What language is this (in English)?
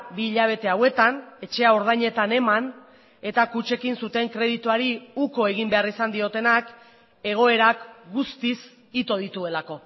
Basque